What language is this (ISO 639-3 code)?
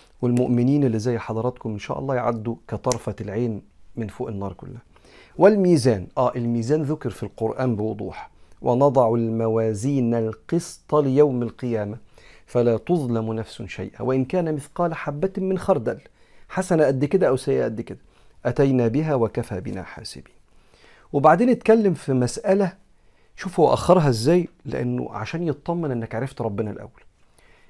ara